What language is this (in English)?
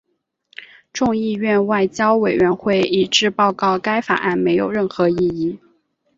Chinese